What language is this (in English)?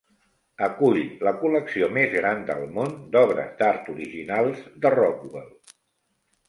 Catalan